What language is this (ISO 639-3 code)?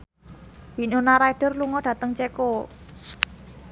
jav